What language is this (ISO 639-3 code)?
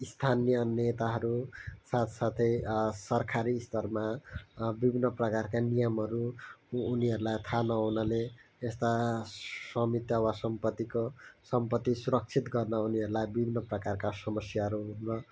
nep